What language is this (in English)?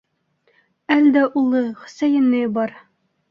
Bashkir